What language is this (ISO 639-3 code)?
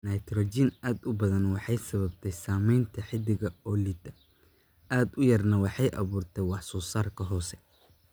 som